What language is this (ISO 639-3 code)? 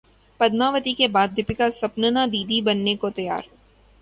urd